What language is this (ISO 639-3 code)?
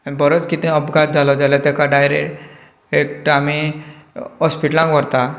kok